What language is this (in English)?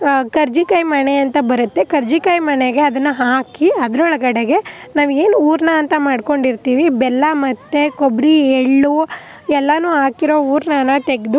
Kannada